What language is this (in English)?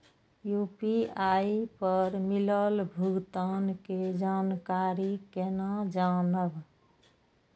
Maithili